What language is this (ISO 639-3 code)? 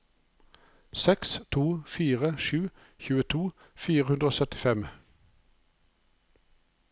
nor